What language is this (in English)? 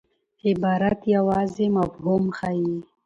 Pashto